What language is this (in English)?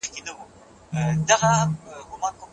Pashto